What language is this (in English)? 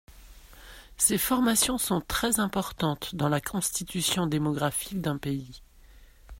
French